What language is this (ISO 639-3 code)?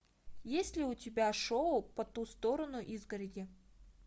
rus